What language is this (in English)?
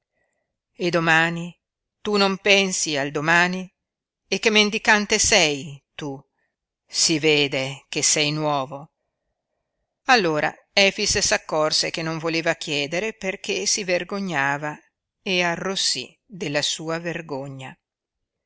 Italian